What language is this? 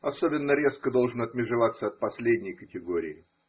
Russian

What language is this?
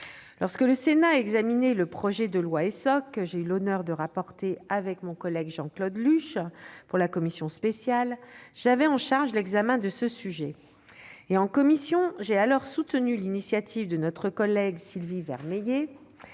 French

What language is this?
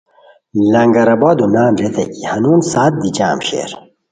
Khowar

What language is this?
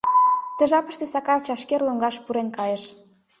Mari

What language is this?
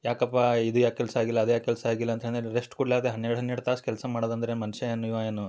Kannada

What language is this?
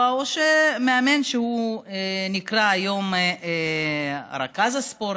Hebrew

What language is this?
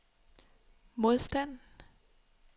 Danish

